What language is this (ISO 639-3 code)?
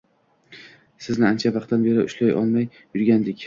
uzb